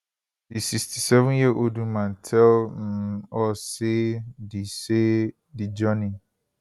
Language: Nigerian Pidgin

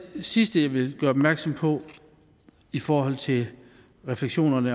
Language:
Danish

